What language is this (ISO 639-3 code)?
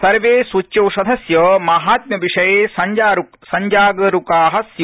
san